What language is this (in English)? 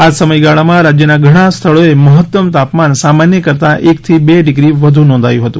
Gujarati